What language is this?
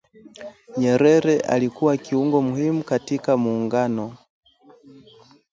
Swahili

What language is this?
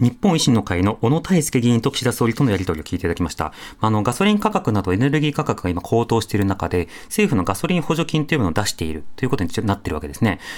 Japanese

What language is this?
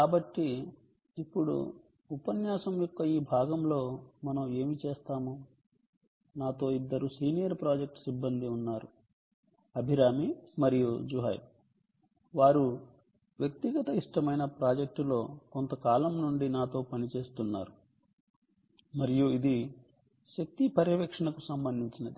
Telugu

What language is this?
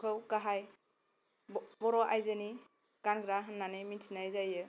Bodo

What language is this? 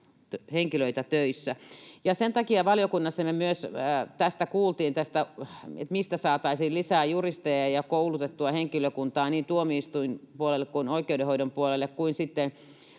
Finnish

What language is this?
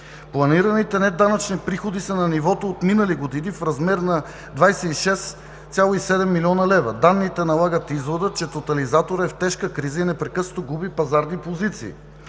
Bulgarian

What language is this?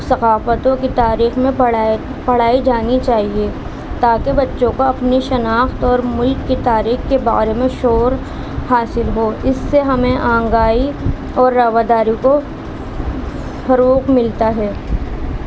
Urdu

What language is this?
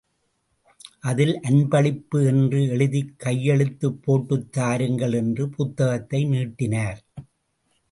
Tamil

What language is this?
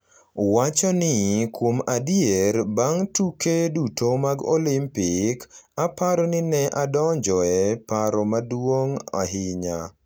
Luo (Kenya and Tanzania)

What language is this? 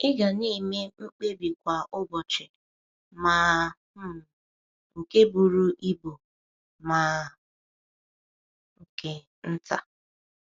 Igbo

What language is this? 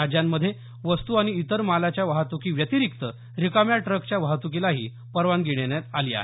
Marathi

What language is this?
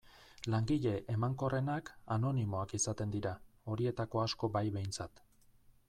Basque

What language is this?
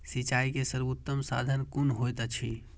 Maithili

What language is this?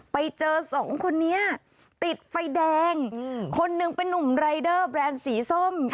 Thai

